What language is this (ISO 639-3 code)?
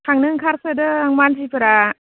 brx